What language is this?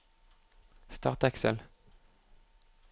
Norwegian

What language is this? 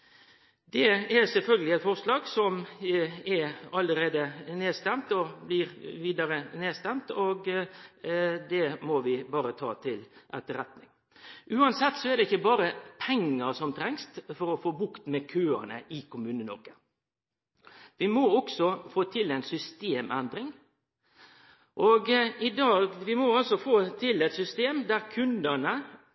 Norwegian Nynorsk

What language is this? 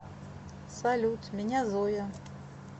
Russian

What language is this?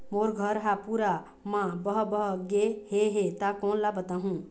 Chhattisgarhi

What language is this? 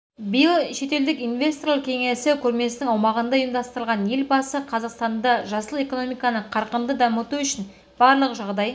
Kazakh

